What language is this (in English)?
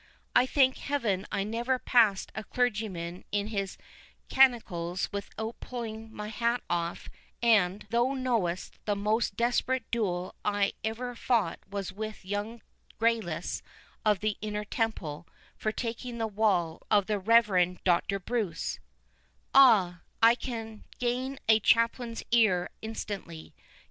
English